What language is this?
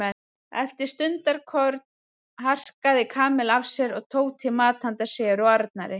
Icelandic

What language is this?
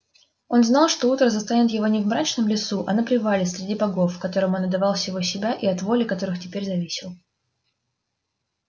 Russian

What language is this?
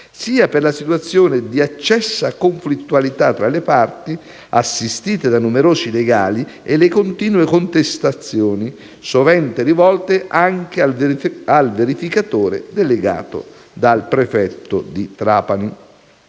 Italian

